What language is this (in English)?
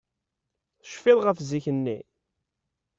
Kabyle